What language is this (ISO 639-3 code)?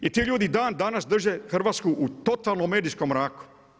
hrv